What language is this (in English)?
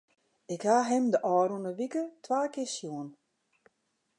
Western Frisian